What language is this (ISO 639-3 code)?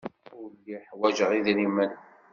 kab